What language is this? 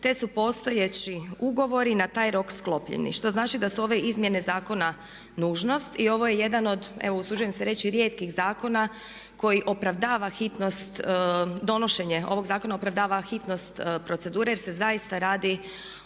Croatian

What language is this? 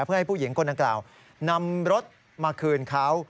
Thai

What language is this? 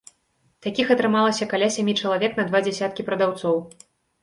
Belarusian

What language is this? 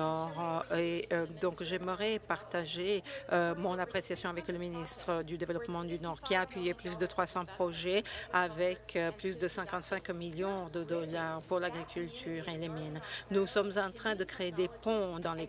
French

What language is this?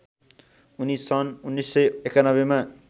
Nepali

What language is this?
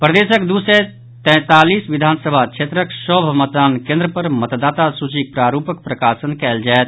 Maithili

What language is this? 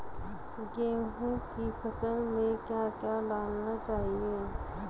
Hindi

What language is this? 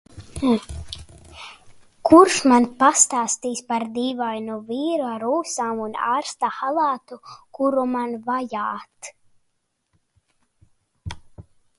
Latvian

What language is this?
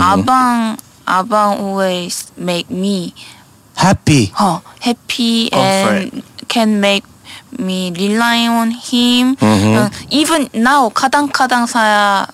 Malay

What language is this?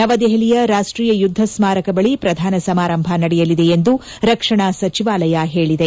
Kannada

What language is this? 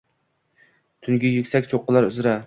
Uzbek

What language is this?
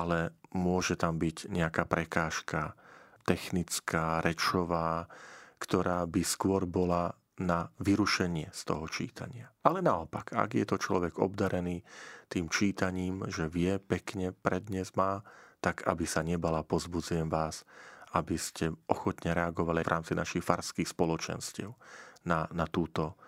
Slovak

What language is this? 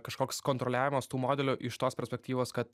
Lithuanian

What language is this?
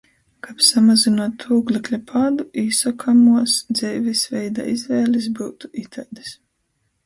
Latgalian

